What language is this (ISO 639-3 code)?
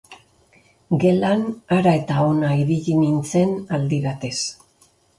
eus